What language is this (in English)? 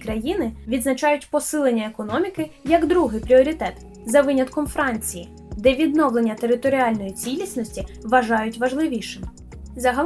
Ukrainian